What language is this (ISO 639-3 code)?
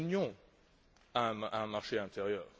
fra